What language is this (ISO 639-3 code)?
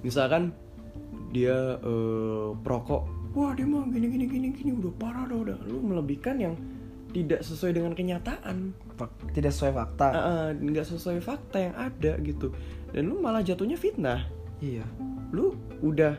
ind